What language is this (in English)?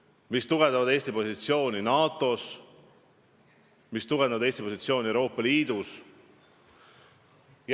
Estonian